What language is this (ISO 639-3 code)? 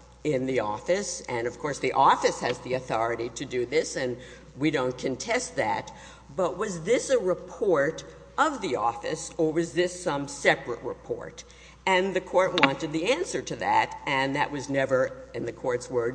eng